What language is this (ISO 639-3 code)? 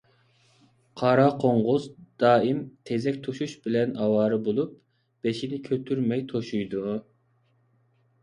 uig